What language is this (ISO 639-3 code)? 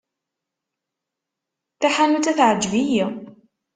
kab